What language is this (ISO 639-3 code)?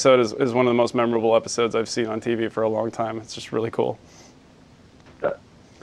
eng